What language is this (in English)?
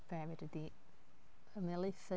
Welsh